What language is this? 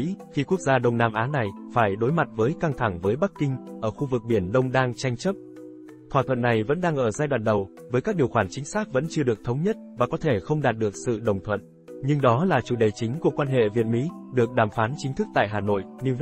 Vietnamese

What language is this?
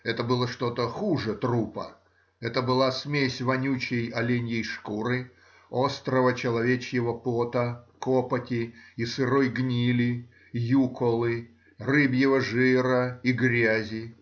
Russian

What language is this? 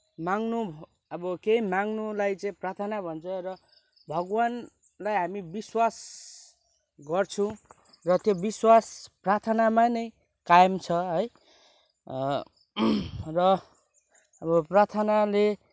Nepali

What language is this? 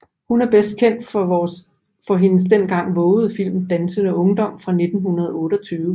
Danish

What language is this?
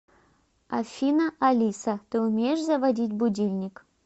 Russian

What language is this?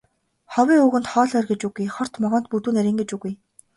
Mongolian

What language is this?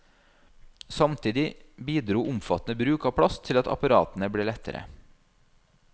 Norwegian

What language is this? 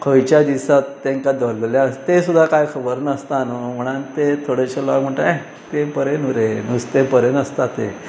Konkani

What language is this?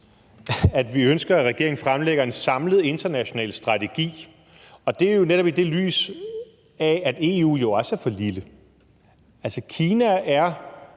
Danish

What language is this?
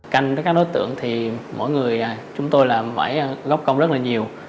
Vietnamese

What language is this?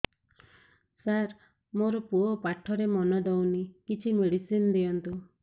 Odia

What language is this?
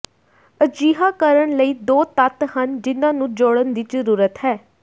Punjabi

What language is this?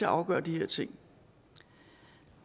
Danish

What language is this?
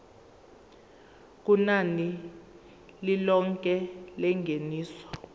Zulu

